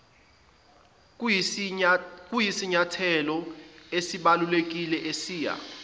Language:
Zulu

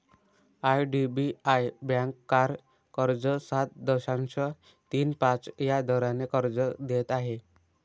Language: Marathi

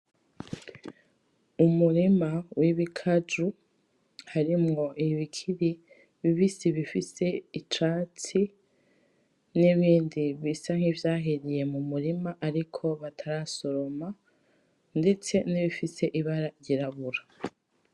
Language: Rundi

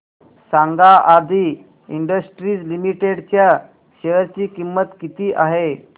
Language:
Marathi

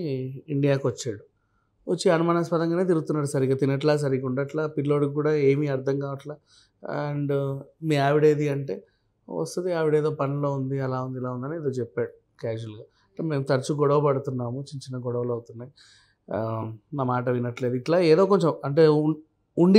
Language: Telugu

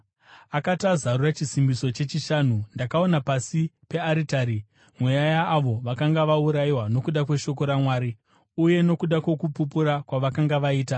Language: Shona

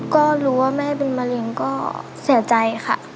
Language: Thai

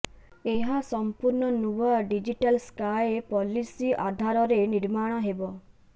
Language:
Odia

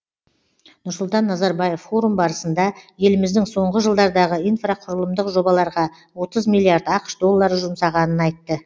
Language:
Kazakh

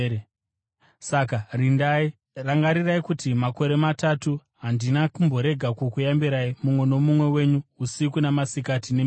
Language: Shona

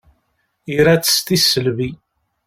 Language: Kabyle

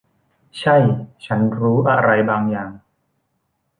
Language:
Thai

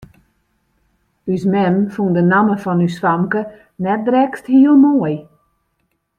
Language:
Western Frisian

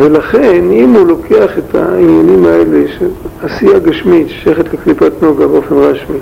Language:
Hebrew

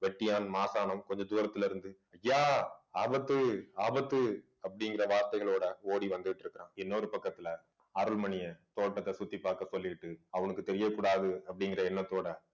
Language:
Tamil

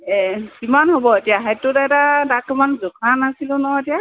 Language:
Assamese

